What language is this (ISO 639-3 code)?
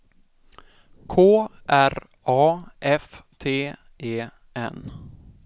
swe